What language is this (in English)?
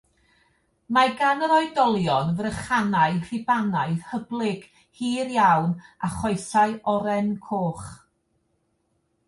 Welsh